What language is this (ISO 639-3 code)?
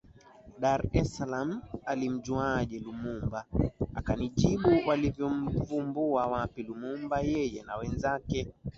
swa